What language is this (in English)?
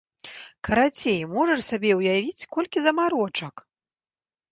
Belarusian